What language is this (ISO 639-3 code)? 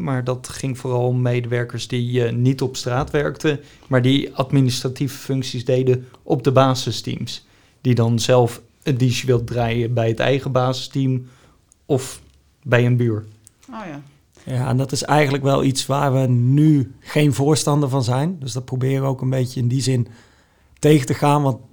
nld